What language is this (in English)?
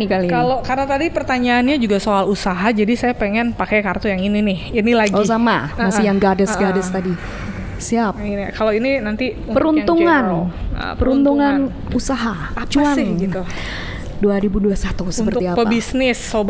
Indonesian